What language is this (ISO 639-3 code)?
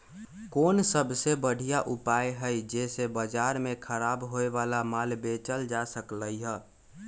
mag